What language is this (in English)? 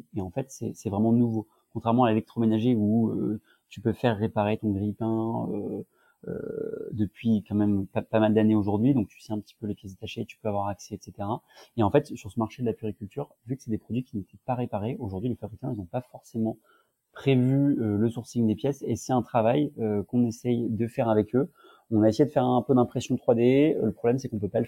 French